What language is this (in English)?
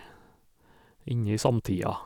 Norwegian